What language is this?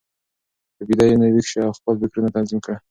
Pashto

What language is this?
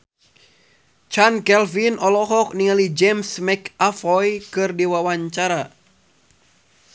Sundanese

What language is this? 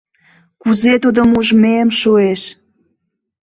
Mari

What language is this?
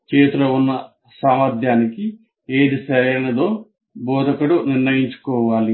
Telugu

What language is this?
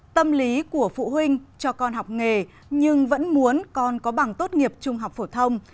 Vietnamese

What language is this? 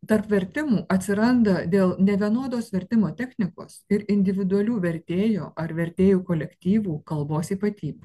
Lithuanian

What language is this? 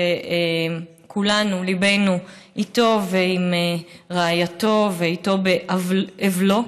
Hebrew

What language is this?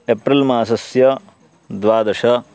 Sanskrit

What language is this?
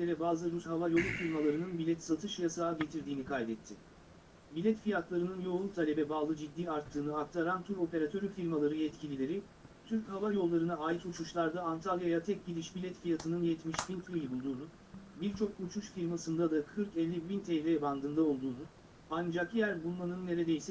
Turkish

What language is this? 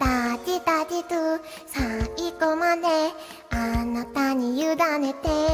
Japanese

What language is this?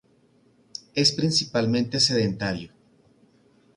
Spanish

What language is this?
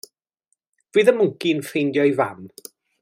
Welsh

